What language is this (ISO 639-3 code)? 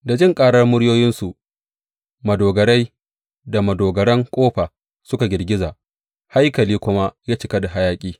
hau